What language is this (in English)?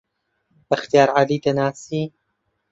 Central Kurdish